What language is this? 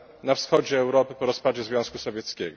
Polish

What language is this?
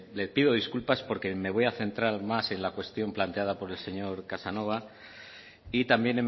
Spanish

